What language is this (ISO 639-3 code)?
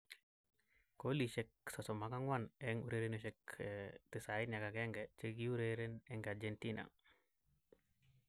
kln